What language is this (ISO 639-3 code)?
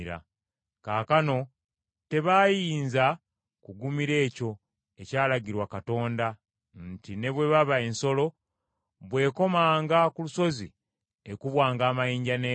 lug